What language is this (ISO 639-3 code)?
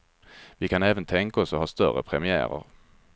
swe